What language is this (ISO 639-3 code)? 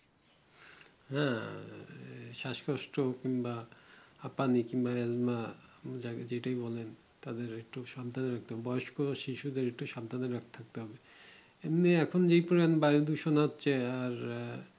ben